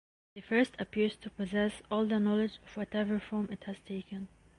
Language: English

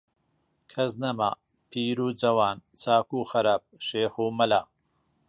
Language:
Central Kurdish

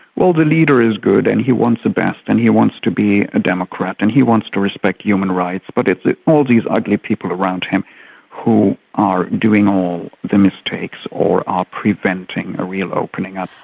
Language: English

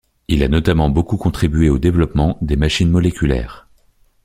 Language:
French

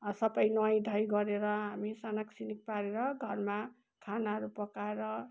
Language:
Nepali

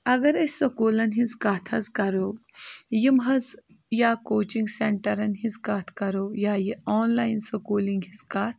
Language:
Kashmiri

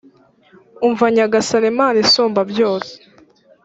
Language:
Kinyarwanda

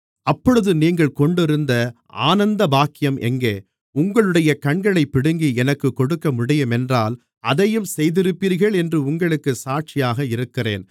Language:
Tamil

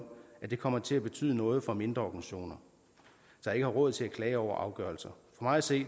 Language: Danish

